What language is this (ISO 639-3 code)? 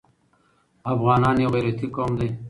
pus